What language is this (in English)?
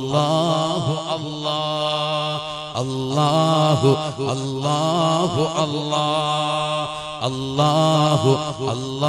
Malayalam